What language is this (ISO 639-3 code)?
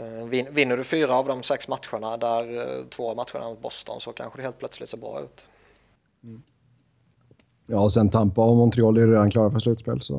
swe